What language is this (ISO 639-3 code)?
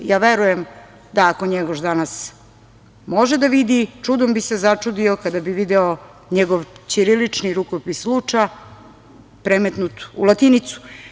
srp